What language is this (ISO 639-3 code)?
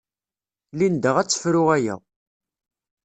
kab